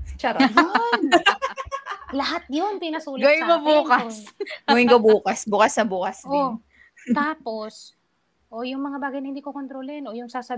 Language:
Filipino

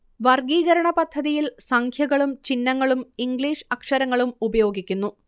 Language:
Malayalam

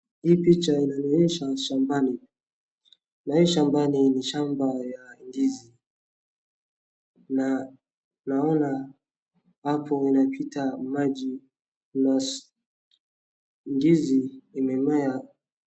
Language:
Swahili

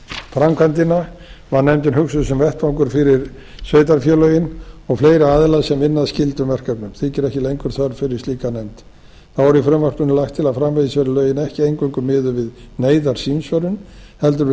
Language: Icelandic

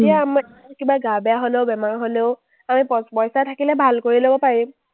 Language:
Assamese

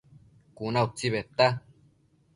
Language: Matsés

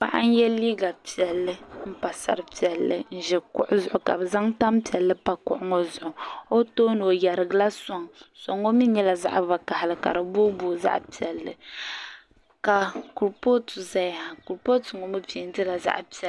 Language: Dagbani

